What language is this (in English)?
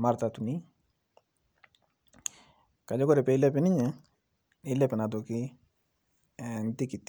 Masai